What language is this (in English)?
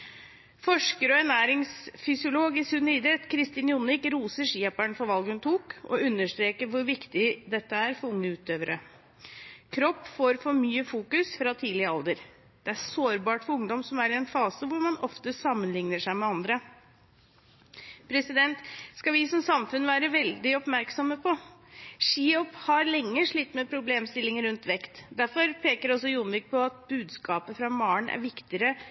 Norwegian Bokmål